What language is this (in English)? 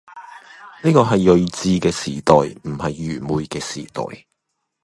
Cantonese